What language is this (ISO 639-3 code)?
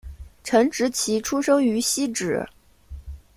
zho